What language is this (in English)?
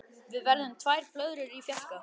Icelandic